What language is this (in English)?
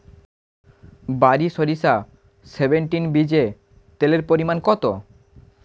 Bangla